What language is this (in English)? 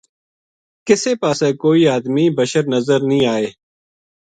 Gujari